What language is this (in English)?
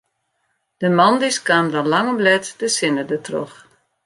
Western Frisian